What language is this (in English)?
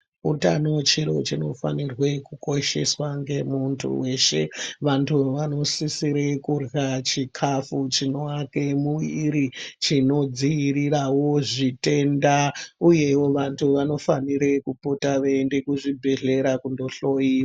Ndau